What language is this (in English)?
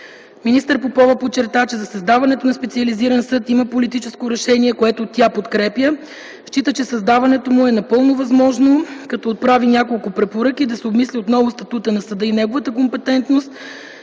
Bulgarian